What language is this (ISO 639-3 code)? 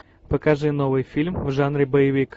rus